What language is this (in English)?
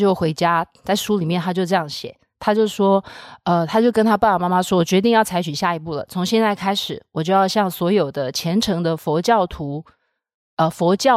Chinese